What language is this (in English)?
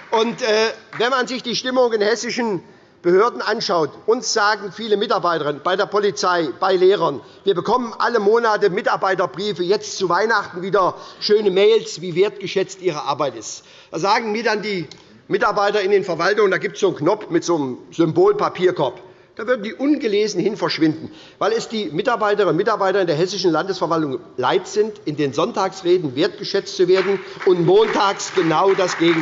German